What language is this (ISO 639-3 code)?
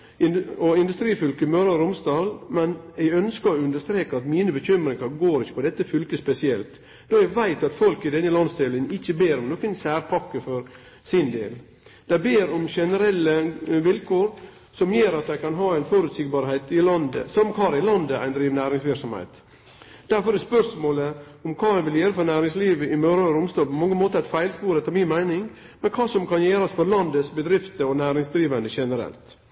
nno